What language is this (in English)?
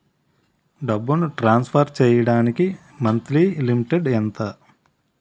Telugu